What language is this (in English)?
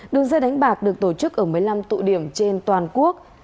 Vietnamese